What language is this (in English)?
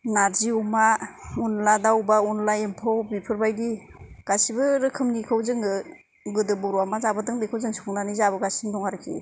Bodo